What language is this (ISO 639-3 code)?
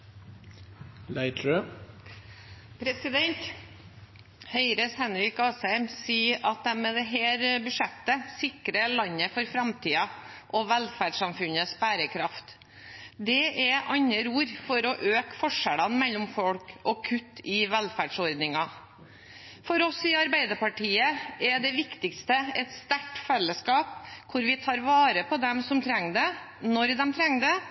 nor